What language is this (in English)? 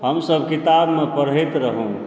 Maithili